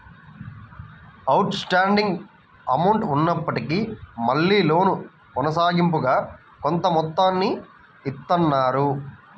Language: Telugu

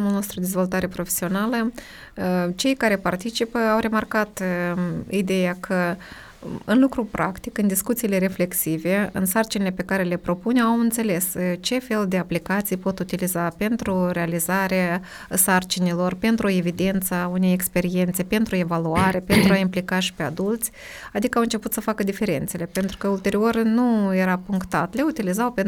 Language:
Romanian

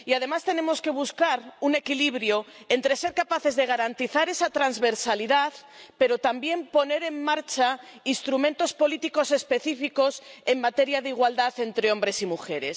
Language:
Spanish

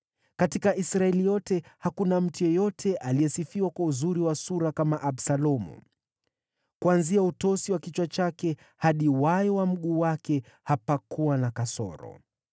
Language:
Swahili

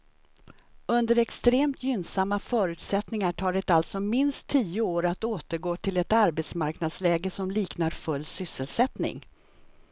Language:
Swedish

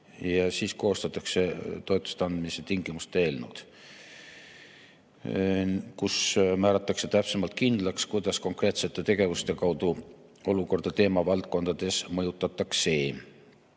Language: Estonian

